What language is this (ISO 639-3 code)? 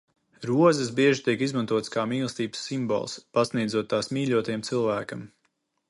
lav